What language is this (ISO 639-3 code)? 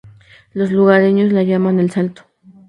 spa